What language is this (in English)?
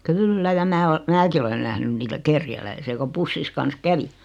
Finnish